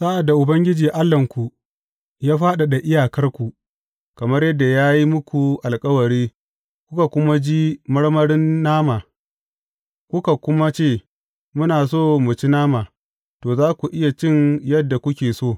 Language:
Hausa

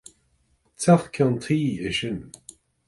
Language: Irish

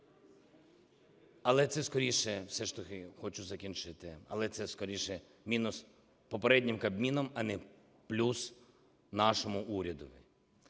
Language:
Ukrainian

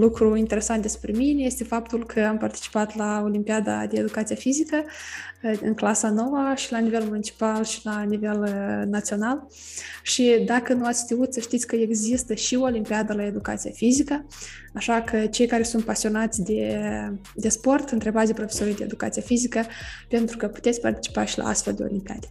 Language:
Romanian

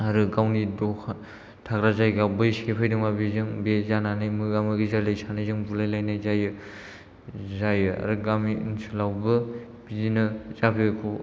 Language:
Bodo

